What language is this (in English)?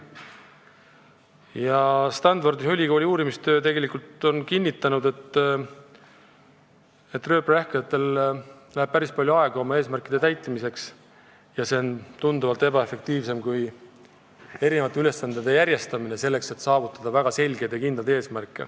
Estonian